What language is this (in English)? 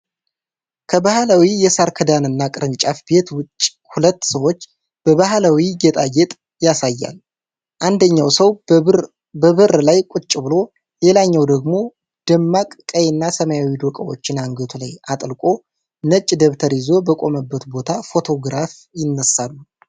Amharic